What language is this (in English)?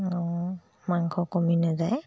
Assamese